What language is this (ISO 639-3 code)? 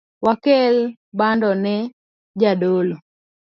luo